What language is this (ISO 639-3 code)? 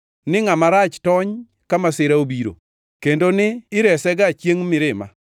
luo